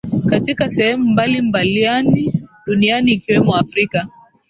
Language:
Swahili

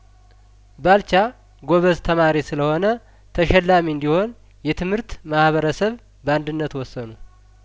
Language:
Amharic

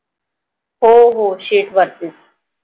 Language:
Marathi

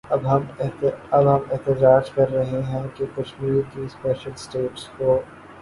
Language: Urdu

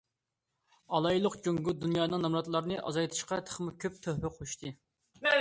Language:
Uyghur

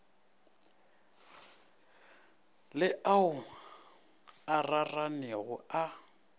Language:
Northern Sotho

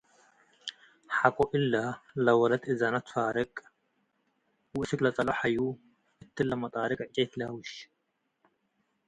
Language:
Tigre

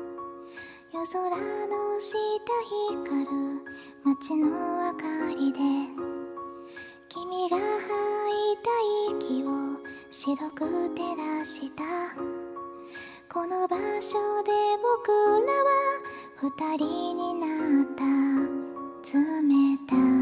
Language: Japanese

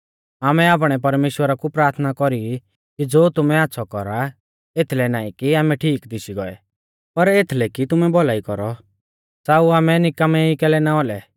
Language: Mahasu Pahari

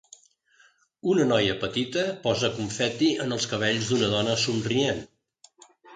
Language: Catalan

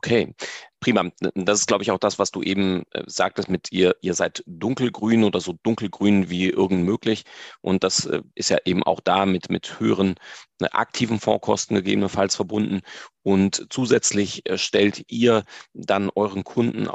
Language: German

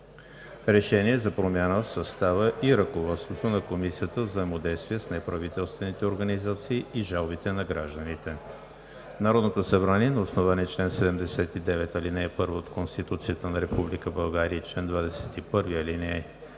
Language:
Bulgarian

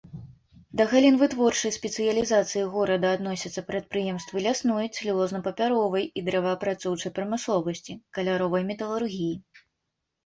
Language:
Belarusian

